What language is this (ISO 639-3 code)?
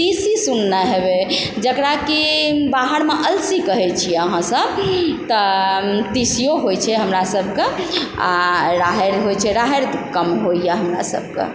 mai